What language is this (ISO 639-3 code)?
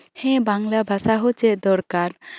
sat